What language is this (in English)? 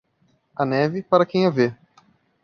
Portuguese